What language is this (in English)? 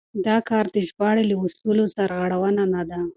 Pashto